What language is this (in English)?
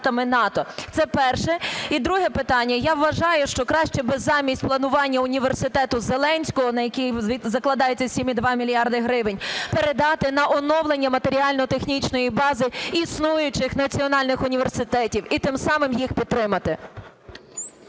Ukrainian